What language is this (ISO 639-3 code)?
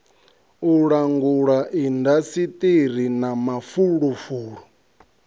ven